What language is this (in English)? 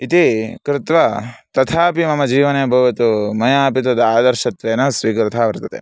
Sanskrit